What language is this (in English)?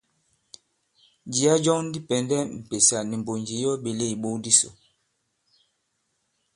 Bankon